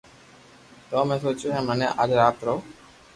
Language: Loarki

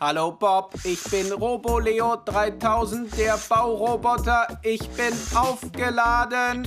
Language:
German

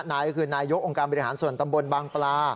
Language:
Thai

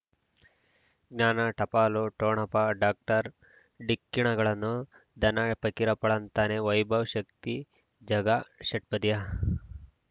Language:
Kannada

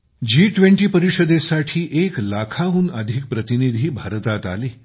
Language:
Marathi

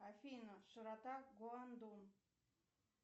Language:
Russian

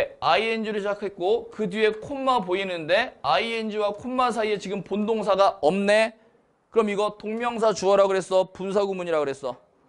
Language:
Korean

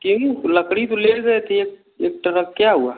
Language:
Hindi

